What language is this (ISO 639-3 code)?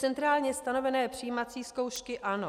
ces